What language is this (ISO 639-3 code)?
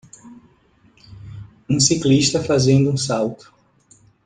por